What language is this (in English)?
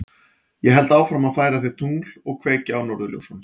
Icelandic